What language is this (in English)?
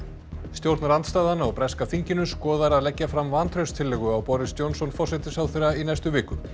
Icelandic